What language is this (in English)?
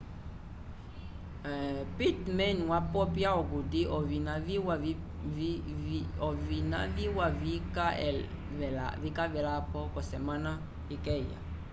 Umbundu